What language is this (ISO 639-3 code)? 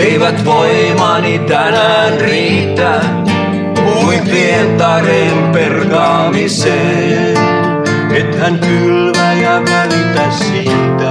fin